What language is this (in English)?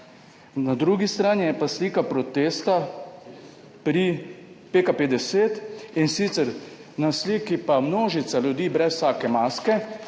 Slovenian